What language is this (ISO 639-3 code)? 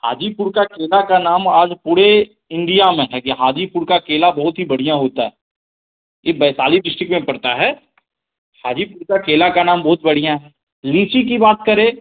hin